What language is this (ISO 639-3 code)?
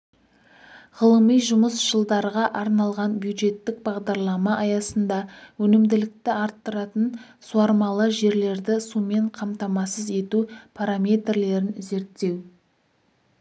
kaz